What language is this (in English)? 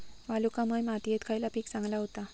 Marathi